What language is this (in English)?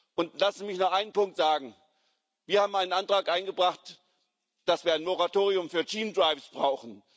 German